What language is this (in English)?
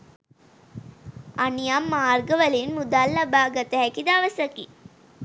Sinhala